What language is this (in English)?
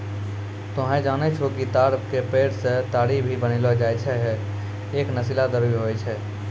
Maithili